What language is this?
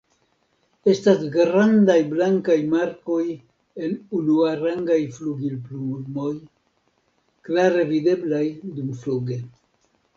Esperanto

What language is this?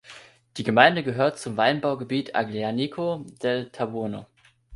German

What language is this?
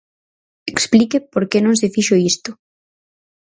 Galician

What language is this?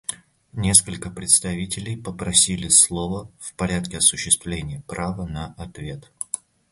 Russian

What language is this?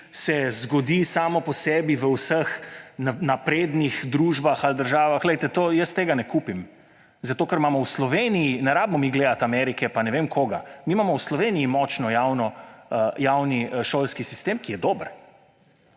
Slovenian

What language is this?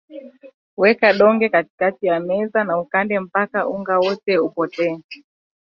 Swahili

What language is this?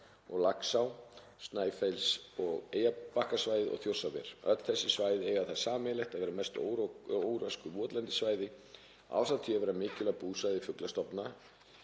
Icelandic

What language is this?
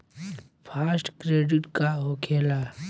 Bhojpuri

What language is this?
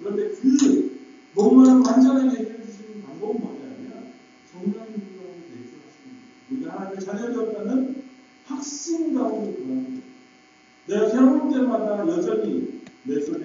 Korean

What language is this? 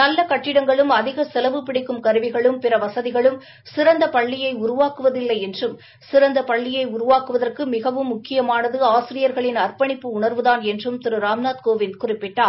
Tamil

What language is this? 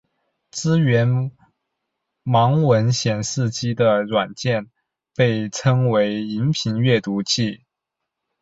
Chinese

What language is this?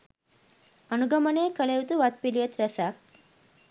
Sinhala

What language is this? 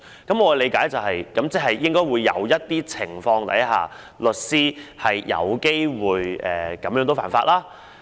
Cantonese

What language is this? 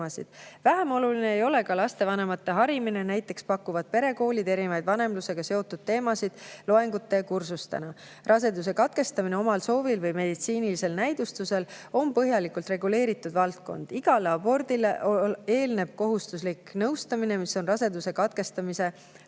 Estonian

